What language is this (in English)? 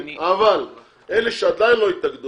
Hebrew